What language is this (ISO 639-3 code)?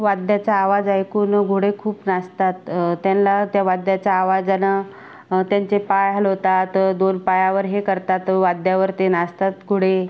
mar